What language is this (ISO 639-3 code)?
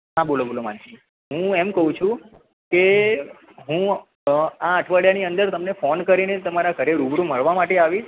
guj